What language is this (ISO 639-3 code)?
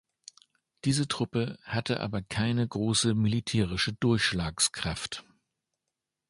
deu